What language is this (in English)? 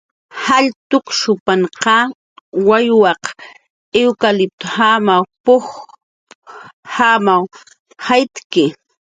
Jaqaru